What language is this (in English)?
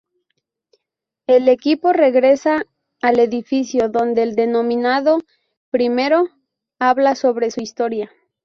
Spanish